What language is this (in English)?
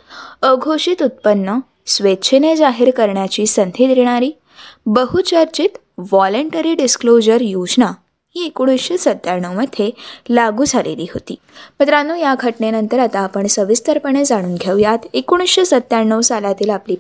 Marathi